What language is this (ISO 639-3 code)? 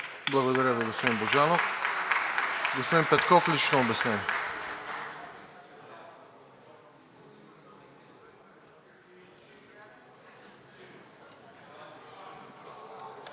bul